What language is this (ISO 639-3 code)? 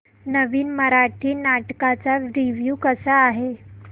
mar